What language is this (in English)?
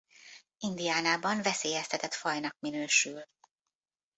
Hungarian